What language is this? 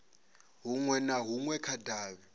Venda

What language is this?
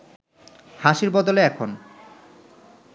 Bangla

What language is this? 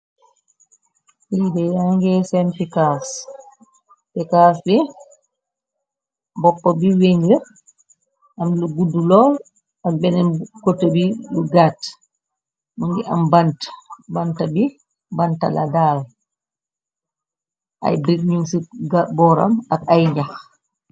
Wolof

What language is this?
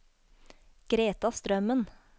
Norwegian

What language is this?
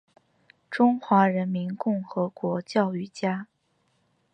Chinese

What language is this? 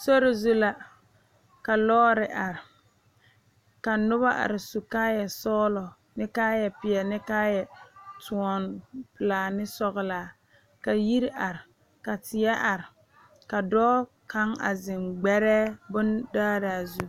Southern Dagaare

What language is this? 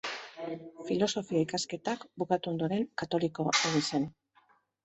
Basque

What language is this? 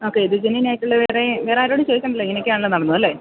Malayalam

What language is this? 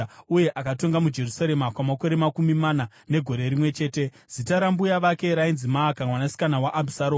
Shona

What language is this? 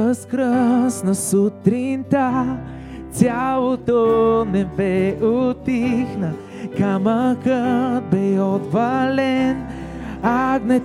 Bulgarian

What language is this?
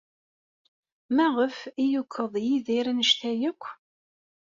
Kabyle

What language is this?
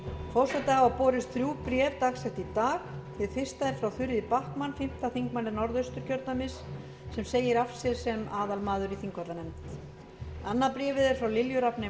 Icelandic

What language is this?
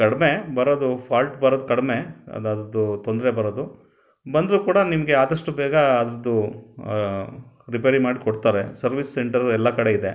Kannada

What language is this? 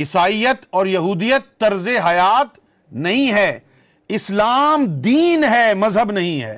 Urdu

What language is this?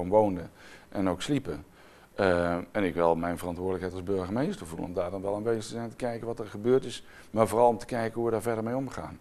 Dutch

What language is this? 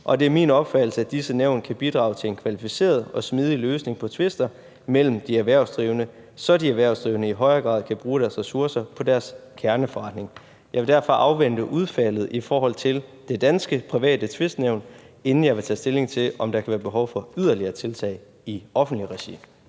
Danish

